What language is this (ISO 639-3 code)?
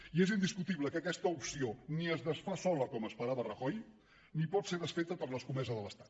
cat